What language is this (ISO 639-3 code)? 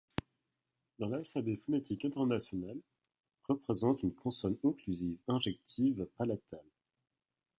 fra